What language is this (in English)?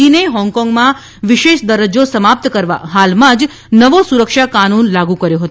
Gujarati